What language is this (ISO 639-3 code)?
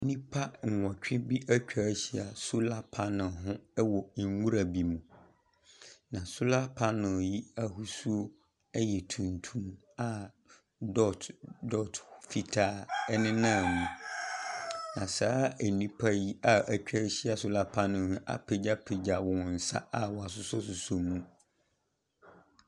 aka